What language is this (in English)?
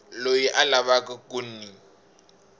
Tsonga